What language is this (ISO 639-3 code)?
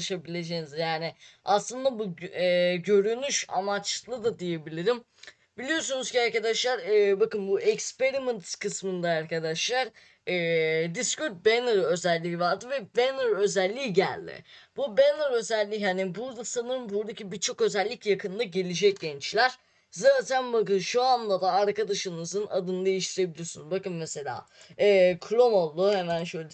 tur